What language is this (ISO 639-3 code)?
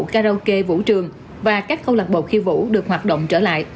vie